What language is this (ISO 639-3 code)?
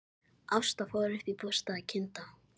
isl